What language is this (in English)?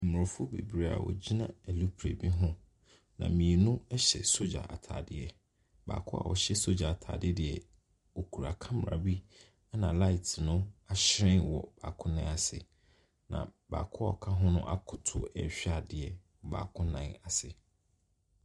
Akan